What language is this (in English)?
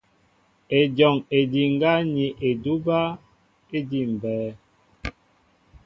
Mbo (Cameroon)